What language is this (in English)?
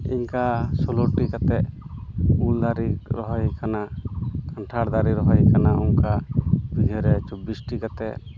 Santali